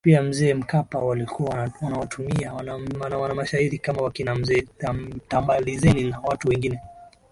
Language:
Swahili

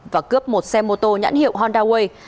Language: Vietnamese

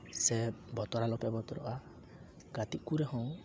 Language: Santali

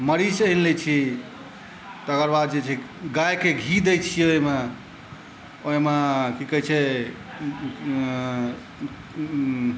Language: Maithili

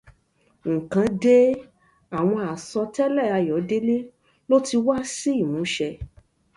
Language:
Yoruba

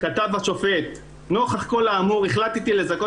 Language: Hebrew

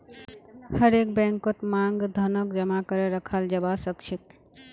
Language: Magahi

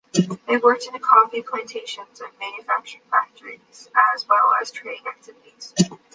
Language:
English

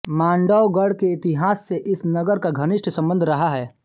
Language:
Hindi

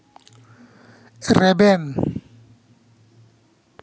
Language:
Santali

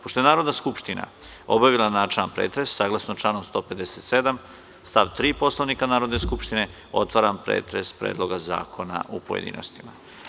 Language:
Serbian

